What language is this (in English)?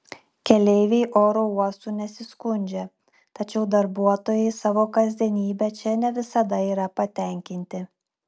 Lithuanian